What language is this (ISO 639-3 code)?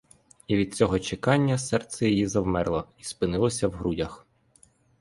ukr